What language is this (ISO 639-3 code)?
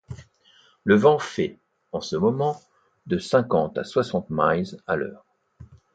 fra